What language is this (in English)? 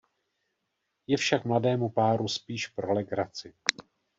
Czech